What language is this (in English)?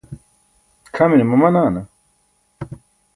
Burushaski